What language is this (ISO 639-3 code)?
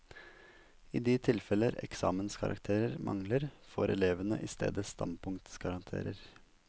nor